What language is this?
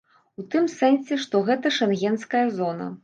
Belarusian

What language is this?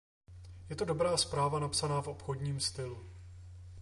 Czech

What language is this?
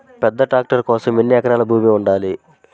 Telugu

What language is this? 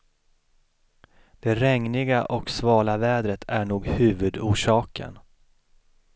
Swedish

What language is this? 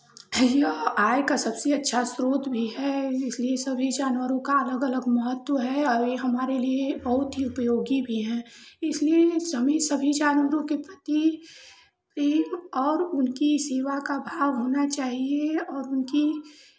Hindi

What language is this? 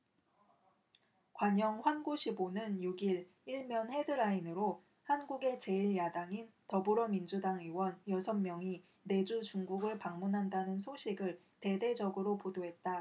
Korean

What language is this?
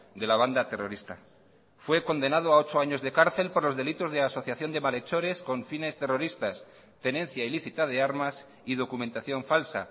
Spanish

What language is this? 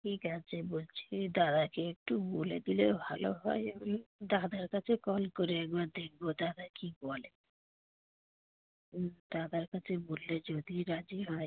Bangla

